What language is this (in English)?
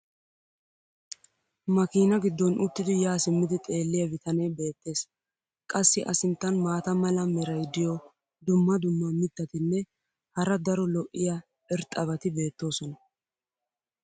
Wolaytta